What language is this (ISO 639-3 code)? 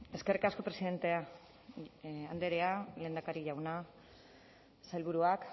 eus